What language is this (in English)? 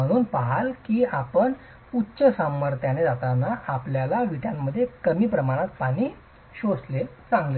Marathi